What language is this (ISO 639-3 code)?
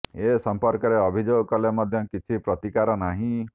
ori